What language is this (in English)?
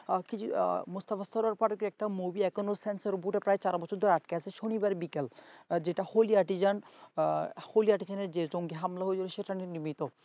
Bangla